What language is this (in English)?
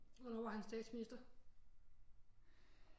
Danish